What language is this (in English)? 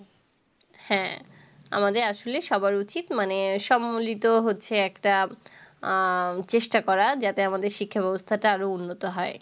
Bangla